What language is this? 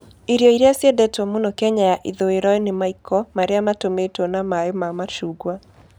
Kikuyu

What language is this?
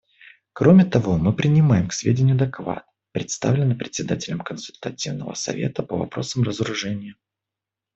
Russian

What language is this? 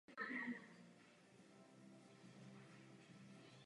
Czech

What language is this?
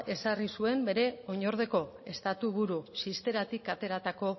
Basque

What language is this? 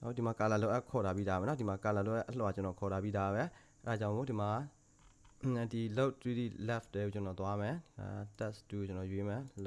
Korean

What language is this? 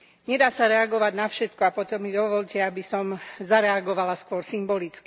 Slovak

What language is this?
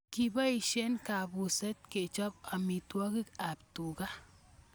Kalenjin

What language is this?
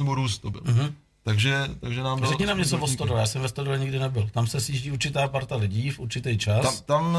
Czech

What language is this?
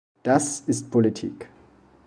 German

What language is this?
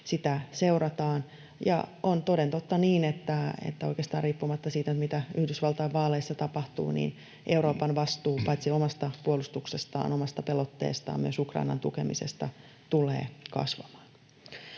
Finnish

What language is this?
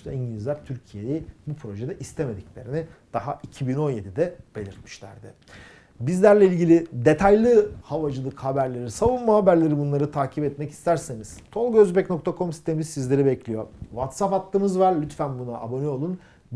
Turkish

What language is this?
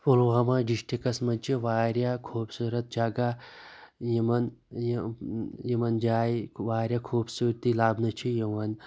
Kashmiri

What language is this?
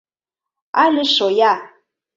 Mari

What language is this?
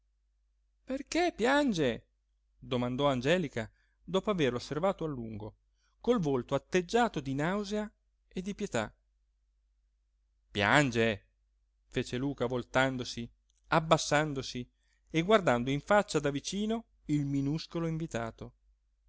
Italian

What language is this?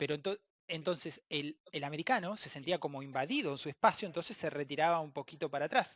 Spanish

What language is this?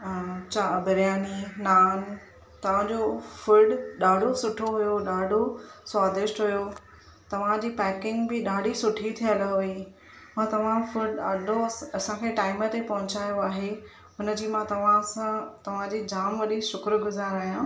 Sindhi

